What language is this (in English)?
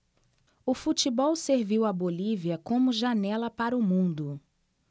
Portuguese